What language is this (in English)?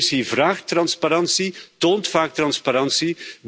Dutch